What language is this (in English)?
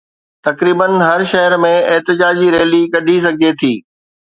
Sindhi